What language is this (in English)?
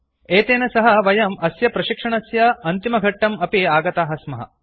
Sanskrit